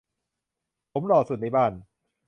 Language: Thai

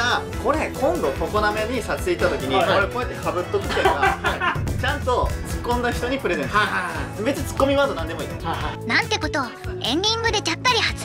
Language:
Japanese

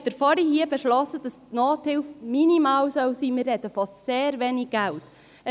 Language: Swiss German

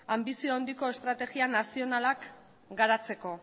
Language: Basque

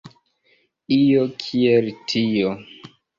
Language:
Esperanto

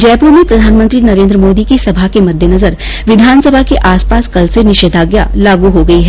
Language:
Hindi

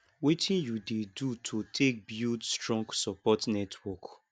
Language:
Nigerian Pidgin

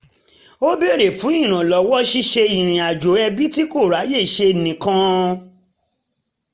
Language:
Yoruba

